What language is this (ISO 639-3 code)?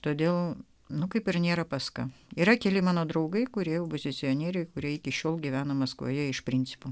lit